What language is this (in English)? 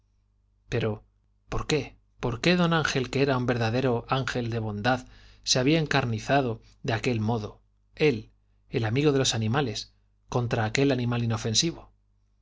Spanish